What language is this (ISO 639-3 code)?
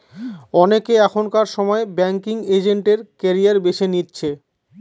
ben